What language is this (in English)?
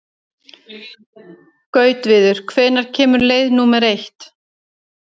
Icelandic